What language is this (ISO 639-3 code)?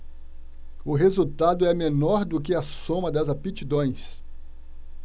por